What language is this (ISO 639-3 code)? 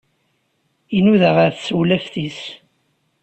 kab